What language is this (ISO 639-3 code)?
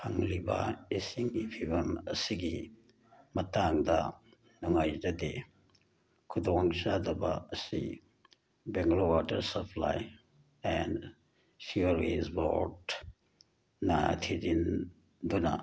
mni